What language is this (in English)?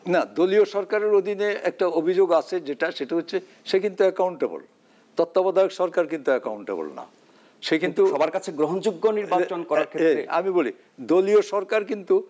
Bangla